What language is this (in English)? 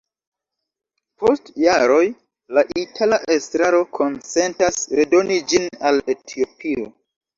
Esperanto